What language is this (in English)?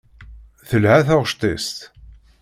Kabyle